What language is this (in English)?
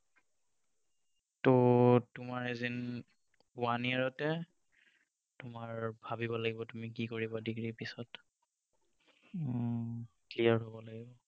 Assamese